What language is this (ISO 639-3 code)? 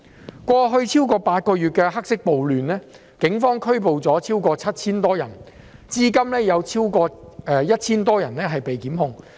yue